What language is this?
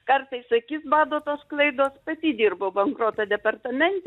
Lithuanian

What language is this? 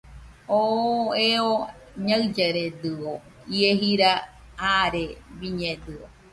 Nüpode Huitoto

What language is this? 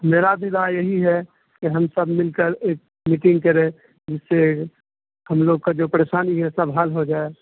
Urdu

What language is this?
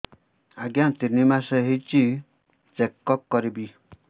Odia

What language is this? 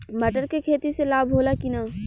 Bhojpuri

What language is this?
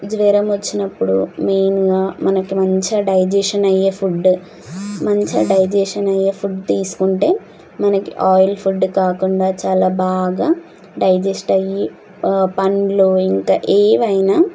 Telugu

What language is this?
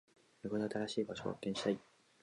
Japanese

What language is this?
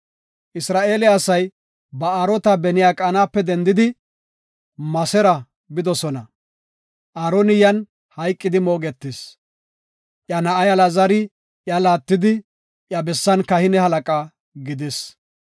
Gofa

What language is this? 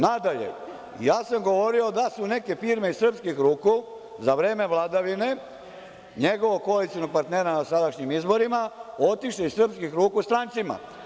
Serbian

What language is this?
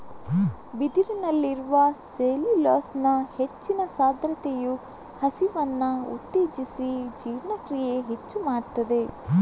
Kannada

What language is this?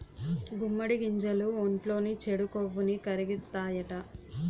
Telugu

